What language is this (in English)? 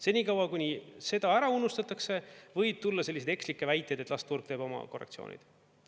Estonian